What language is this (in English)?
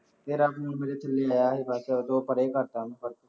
Punjabi